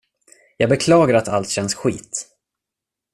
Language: Swedish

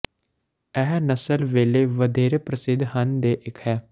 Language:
Punjabi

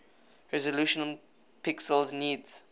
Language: English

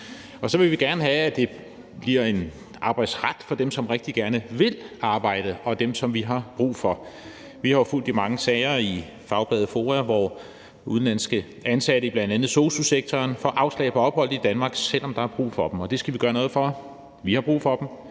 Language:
Danish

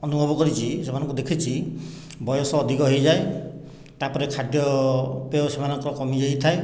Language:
Odia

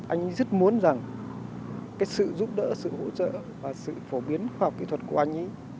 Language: Vietnamese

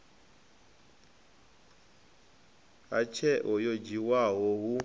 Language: Venda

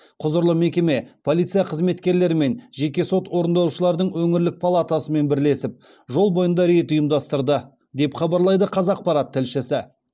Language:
Kazakh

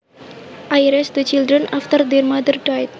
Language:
Javanese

